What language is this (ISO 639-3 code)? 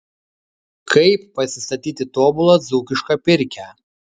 lit